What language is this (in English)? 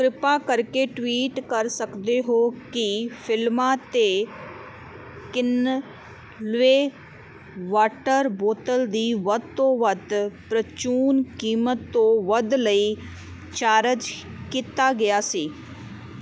Punjabi